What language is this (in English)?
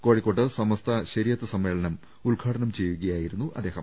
Malayalam